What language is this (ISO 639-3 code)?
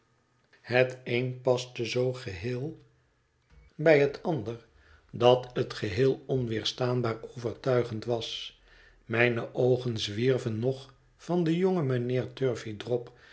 nld